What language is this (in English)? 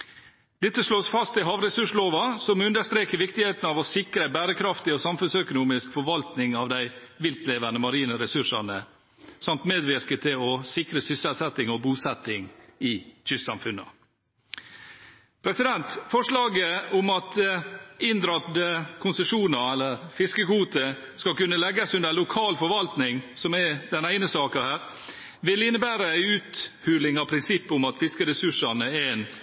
Norwegian